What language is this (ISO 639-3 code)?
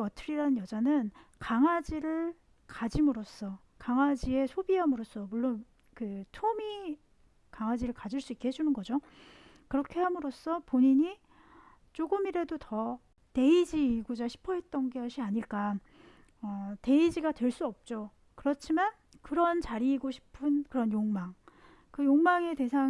kor